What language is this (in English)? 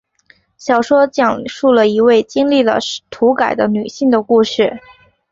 Chinese